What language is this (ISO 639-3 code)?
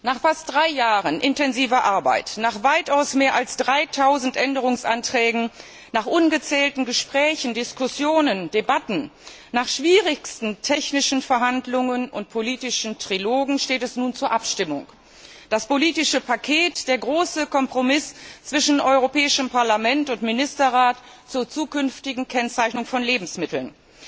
deu